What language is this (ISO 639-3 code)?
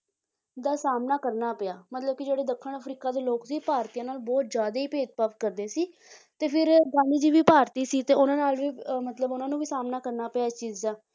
pan